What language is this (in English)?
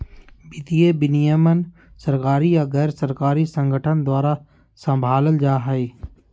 Magahi